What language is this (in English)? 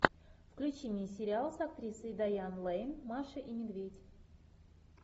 Russian